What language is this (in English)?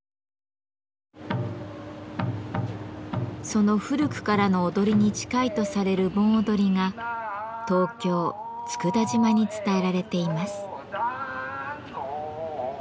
Japanese